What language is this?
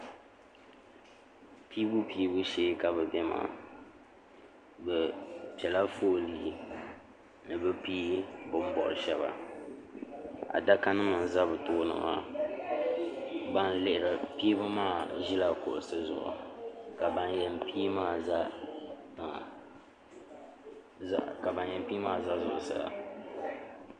Dagbani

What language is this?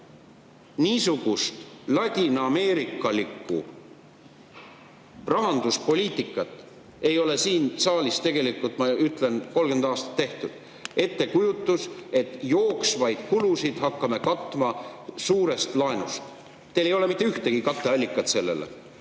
Estonian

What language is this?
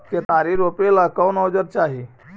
Magahi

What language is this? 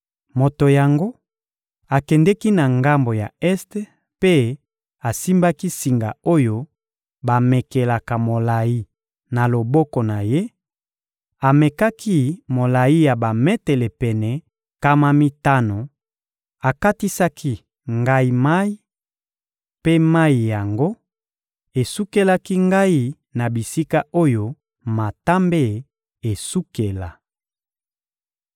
Lingala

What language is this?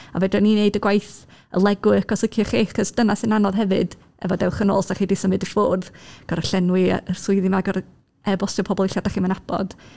Welsh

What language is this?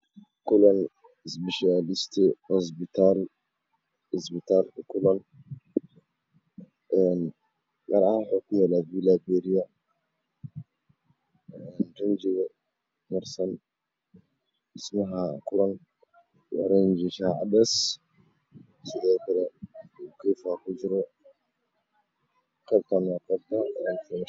Somali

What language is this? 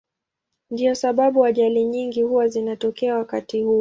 Swahili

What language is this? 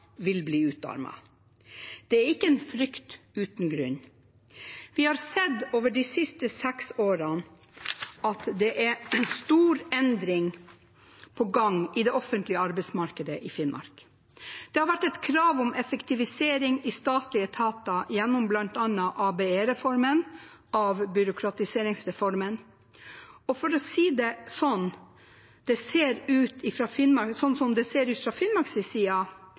Norwegian Bokmål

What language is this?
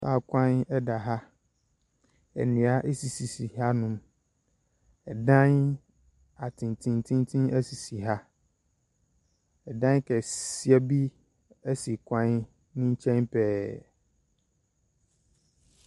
Akan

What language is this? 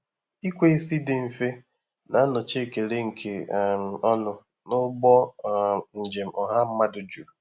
Igbo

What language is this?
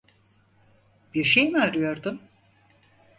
Turkish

